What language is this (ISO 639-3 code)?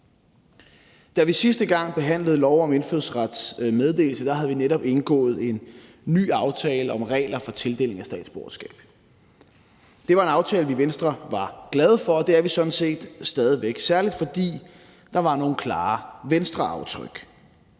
dan